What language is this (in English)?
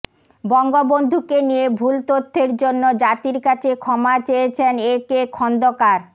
Bangla